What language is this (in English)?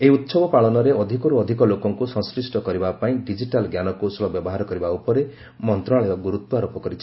Odia